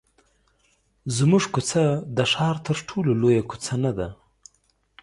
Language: Pashto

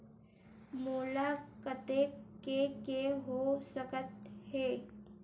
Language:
Chhattisgarhi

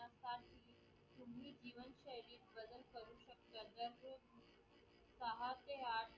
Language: Marathi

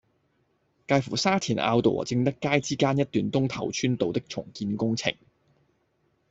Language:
Cantonese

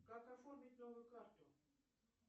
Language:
Russian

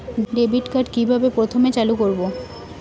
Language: Bangla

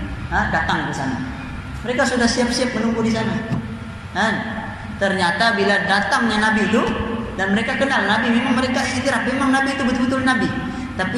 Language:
Malay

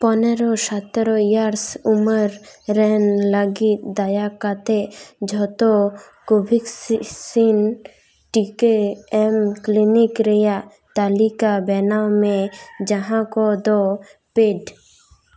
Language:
Santali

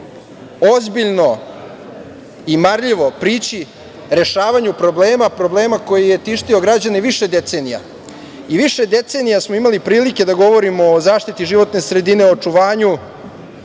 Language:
Serbian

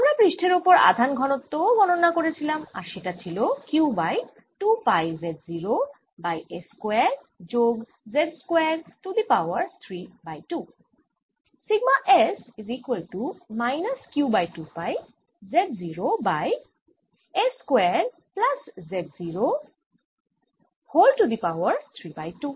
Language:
Bangla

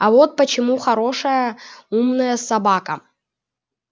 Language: Russian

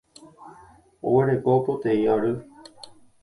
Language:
Guarani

